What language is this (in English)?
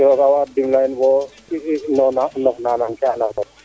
Serer